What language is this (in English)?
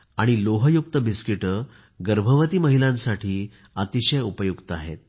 Marathi